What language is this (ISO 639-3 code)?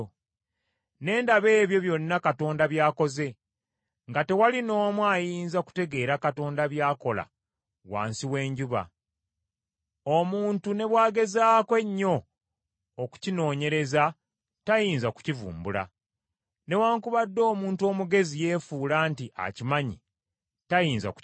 lug